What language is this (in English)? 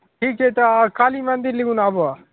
Maithili